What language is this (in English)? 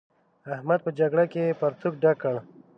Pashto